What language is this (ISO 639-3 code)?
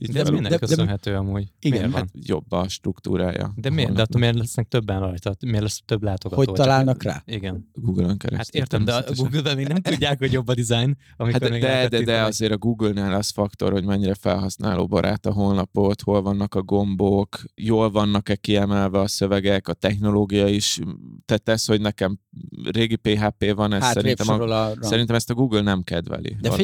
hun